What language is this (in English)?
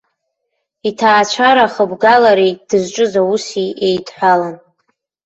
Abkhazian